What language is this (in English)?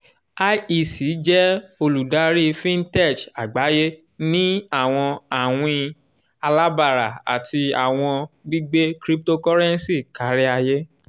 Yoruba